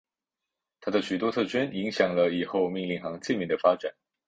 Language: Chinese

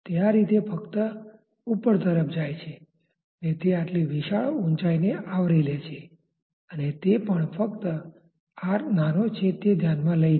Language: Gujarati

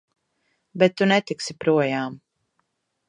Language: Latvian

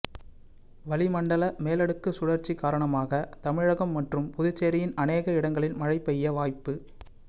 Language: Tamil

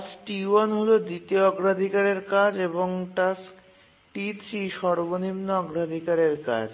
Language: Bangla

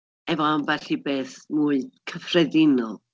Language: Welsh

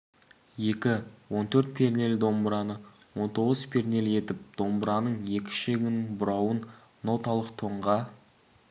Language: Kazakh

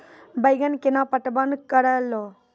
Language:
Maithili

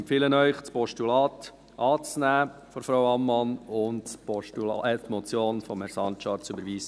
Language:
Swiss German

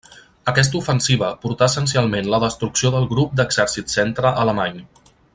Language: Catalan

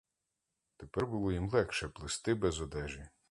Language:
Ukrainian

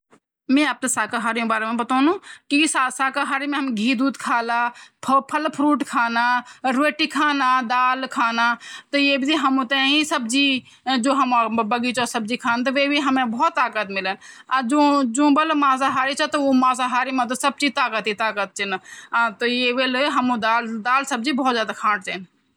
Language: Garhwali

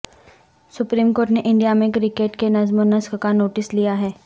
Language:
Urdu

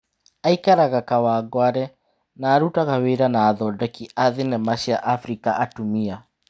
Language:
Kikuyu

